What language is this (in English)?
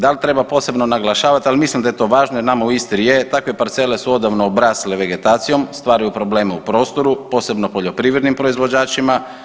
Croatian